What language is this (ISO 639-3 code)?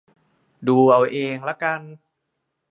tha